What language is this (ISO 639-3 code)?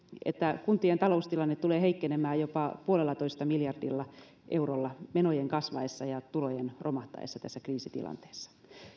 fin